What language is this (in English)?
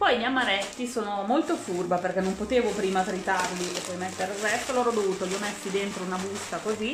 Italian